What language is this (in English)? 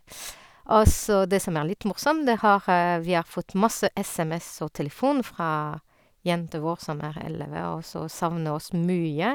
Norwegian